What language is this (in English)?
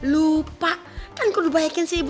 Indonesian